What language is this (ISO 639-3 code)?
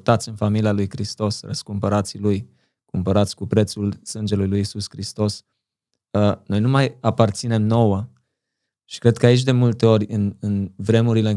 ron